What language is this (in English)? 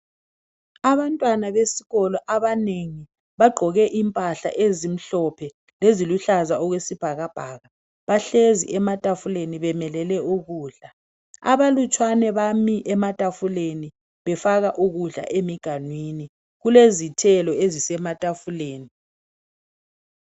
North Ndebele